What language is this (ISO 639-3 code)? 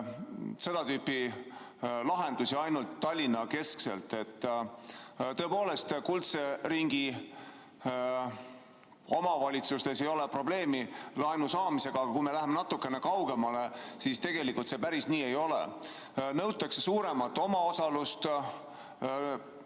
est